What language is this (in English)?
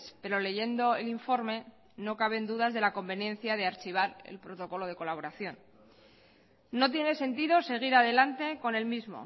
Spanish